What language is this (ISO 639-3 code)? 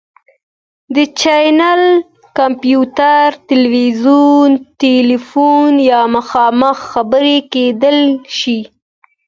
pus